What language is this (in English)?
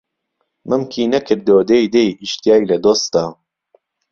Central Kurdish